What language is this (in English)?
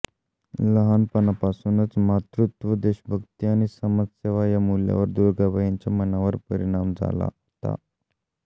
Marathi